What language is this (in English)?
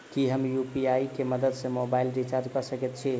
Maithili